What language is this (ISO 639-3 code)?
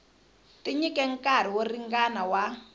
tso